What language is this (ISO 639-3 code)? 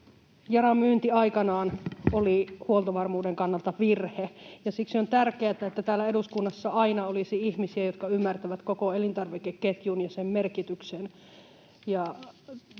fin